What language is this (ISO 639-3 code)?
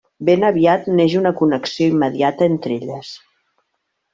cat